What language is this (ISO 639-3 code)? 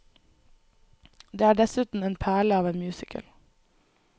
nor